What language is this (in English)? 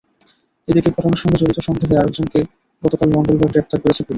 Bangla